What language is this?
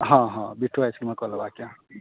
Maithili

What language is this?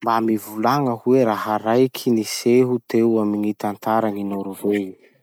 Masikoro Malagasy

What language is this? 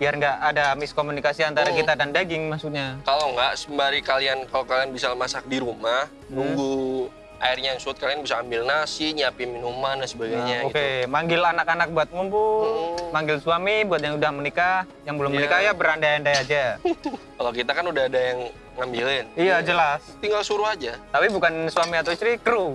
Indonesian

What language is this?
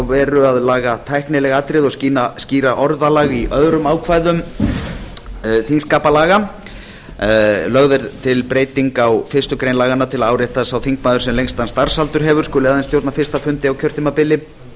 Icelandic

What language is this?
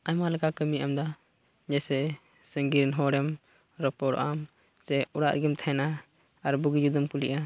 Santali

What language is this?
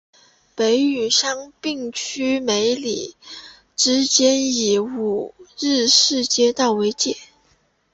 Chinese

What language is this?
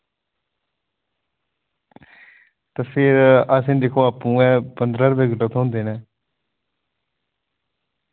Dogri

